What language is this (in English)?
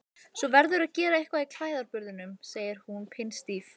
Icelandic